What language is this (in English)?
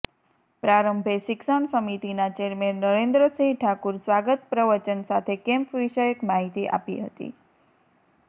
Gujarati